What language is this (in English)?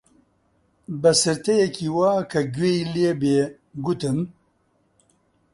Central Kurdish